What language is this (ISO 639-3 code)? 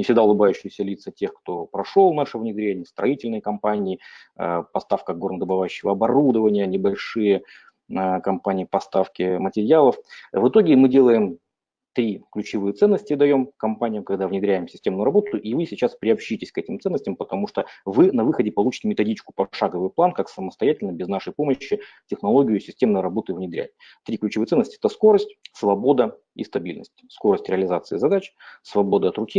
rus